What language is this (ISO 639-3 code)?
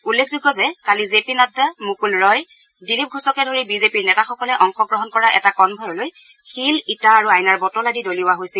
asm